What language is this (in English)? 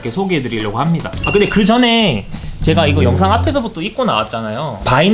Korean